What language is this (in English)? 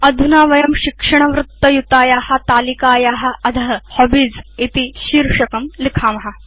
Sanskrit